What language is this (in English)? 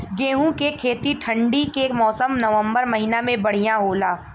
Bhojpuri